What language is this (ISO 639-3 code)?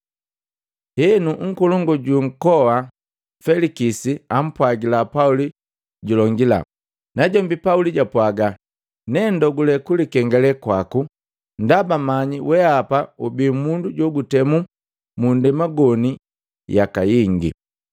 mgv